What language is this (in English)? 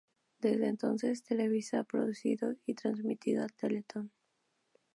Spanish